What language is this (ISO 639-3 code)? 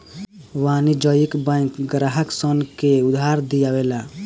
bho